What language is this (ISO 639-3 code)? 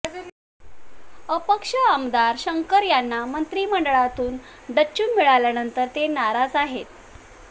mar